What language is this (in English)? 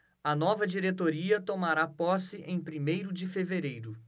Portuguese